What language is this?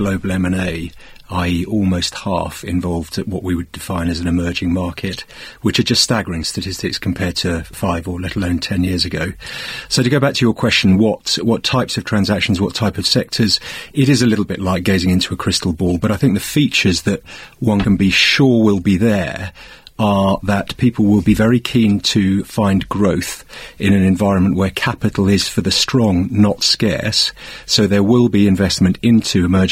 English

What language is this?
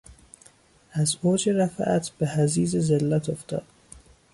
Persian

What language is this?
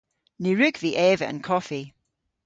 Cornish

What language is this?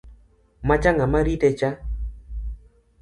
Luo (Kenya and Tanzania)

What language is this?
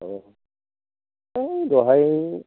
Bodo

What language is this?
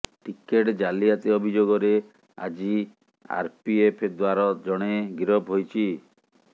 Odia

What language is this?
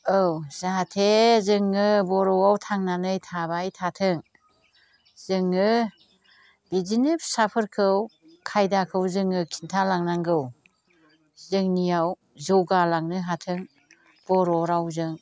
Bodo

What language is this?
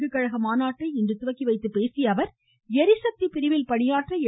Tamil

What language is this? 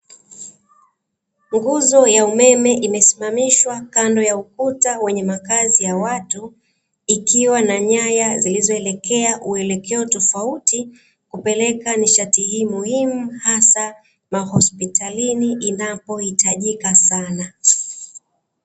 Swahili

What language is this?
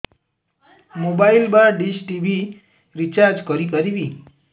Odia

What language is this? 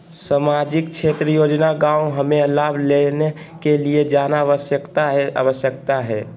Magahi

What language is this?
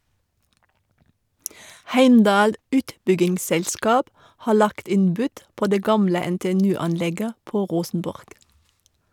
Norwegian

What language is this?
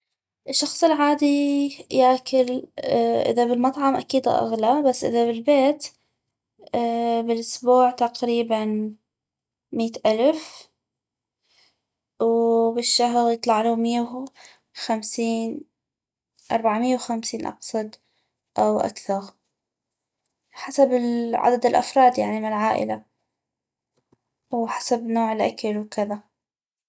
North Mesopotamian Arabic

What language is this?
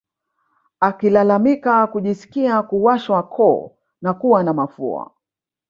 Swahili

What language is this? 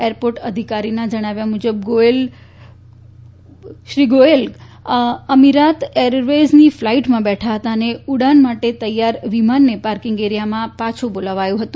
Gujarati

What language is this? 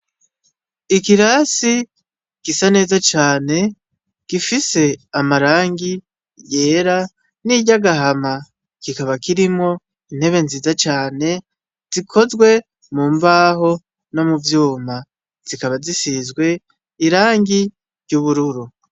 Rundi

